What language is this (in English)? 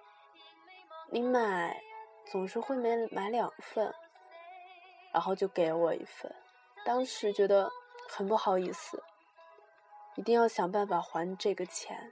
Chinese